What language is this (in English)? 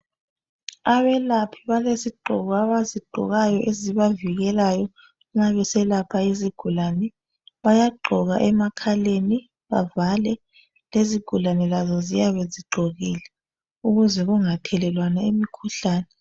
North Ndebele